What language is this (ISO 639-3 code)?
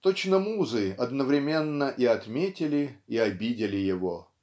rus